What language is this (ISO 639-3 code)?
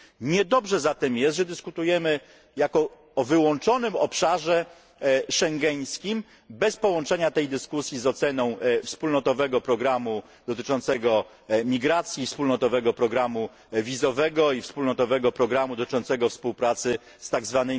pol